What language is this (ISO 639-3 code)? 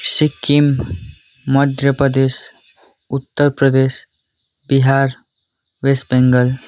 nep